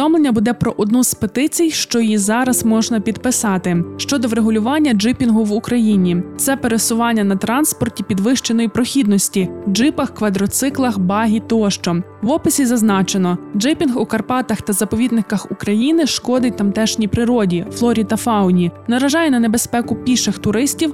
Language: Ukrainian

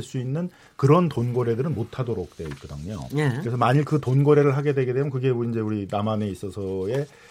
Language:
Korean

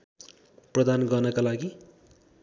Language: Nepali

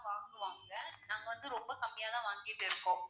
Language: Tamil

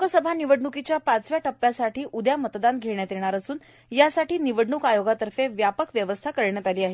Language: Marathi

